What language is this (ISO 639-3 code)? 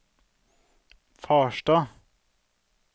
nor